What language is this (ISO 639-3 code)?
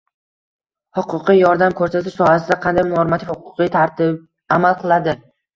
uzb